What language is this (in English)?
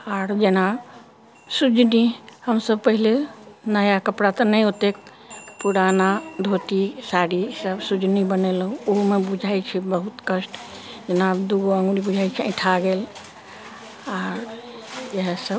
Maithili